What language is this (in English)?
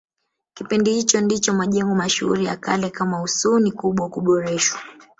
Swahili